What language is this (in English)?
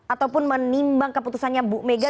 Indonesian